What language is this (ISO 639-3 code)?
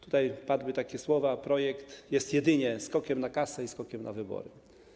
pol